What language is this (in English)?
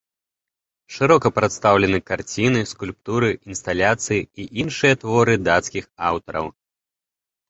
Belarusian